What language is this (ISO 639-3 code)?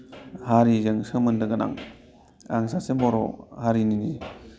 brx